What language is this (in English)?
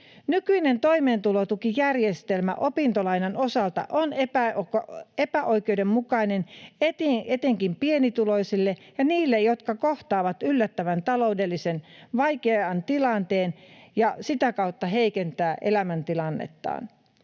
Finnish